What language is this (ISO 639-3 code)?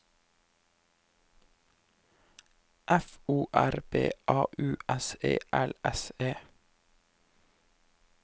nor